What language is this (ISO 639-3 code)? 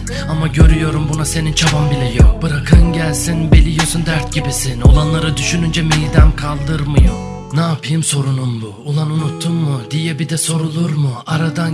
tur